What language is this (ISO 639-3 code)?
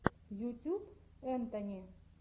rus